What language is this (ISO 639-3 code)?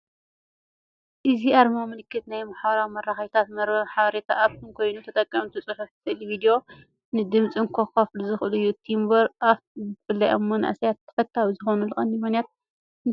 tir